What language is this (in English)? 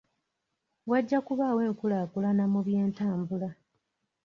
Ganda